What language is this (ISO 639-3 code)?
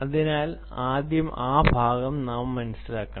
mal